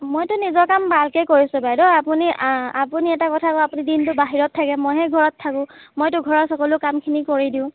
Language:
Assamese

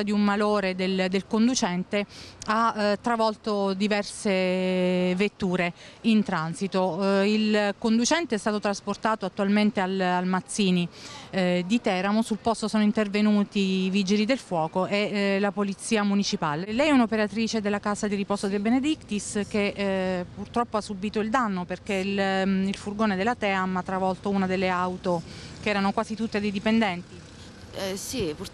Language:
Italian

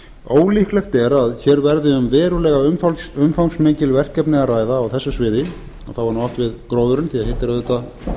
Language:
Icelandic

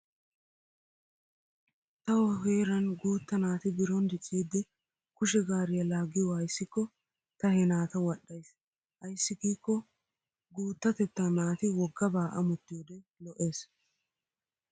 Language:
Wolaytta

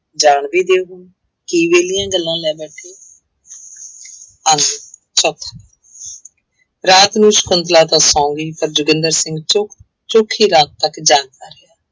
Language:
Punjabi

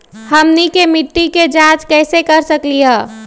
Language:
Magahi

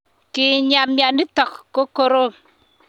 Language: Kalenjin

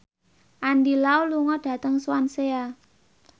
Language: Javanese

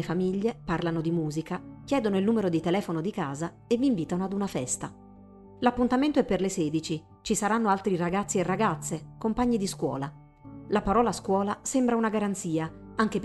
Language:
Italian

